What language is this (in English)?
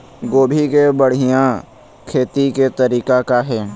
Chhattisgarhi